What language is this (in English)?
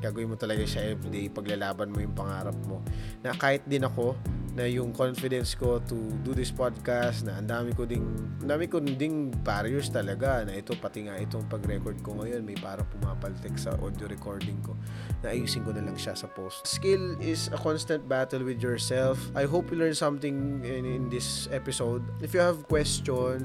Filipino